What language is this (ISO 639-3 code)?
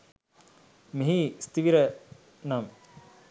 sin